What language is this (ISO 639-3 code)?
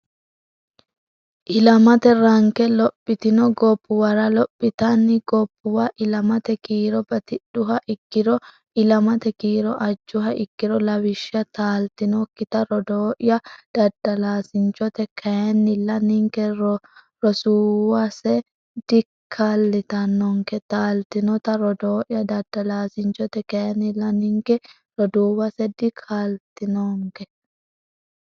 sid